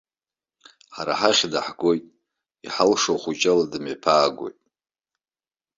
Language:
Abkhazian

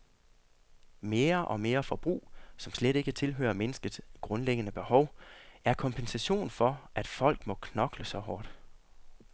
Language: Danish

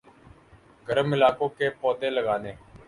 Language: Urdu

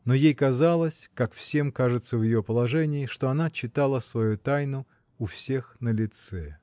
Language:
Russian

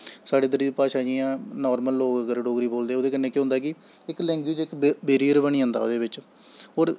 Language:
Dogri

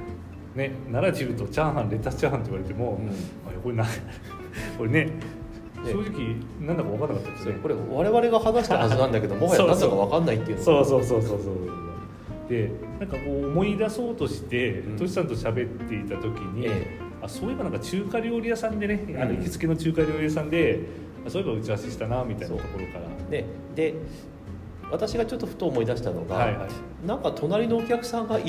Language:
Japanese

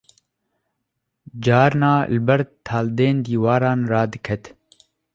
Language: Kurdish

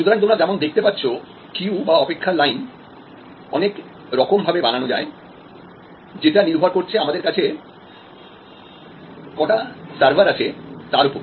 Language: Bangla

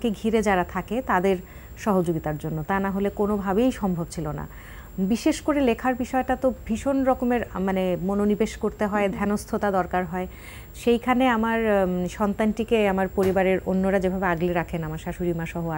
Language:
Hindi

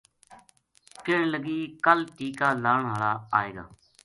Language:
Gujari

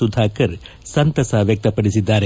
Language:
Kannada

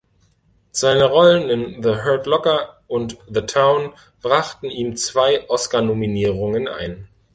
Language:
German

